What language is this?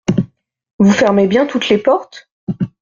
French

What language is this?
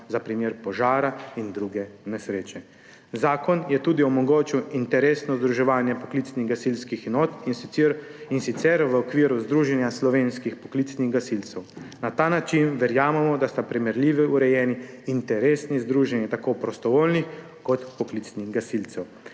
Slovenian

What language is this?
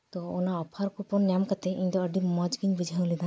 Santali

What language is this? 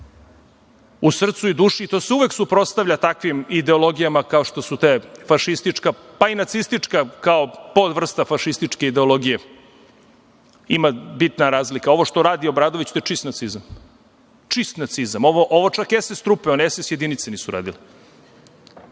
Serbian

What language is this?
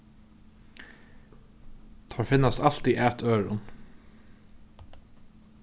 Faroese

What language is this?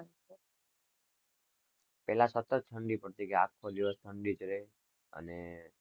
Gujarati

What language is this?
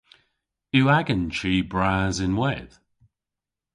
Cornish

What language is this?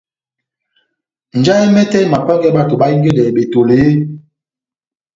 Batanga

